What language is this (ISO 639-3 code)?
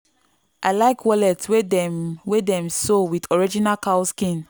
pcm